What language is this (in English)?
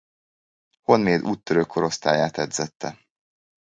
Hungarian